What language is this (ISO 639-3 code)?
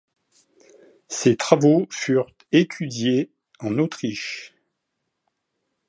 fra